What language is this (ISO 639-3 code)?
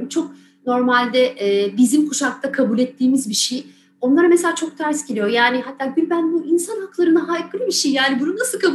tur